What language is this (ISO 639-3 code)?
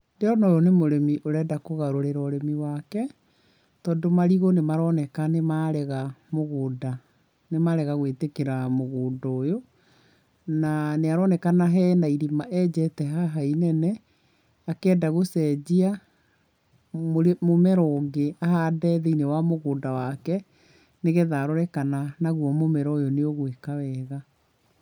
kik